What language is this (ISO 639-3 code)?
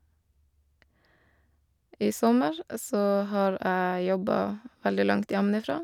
nor